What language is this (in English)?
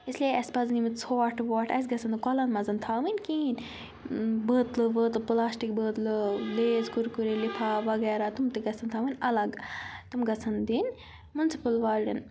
Kashmiri